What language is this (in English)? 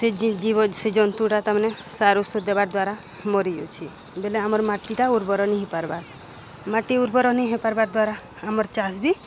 Odia